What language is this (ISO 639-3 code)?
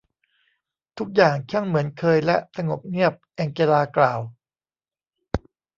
tha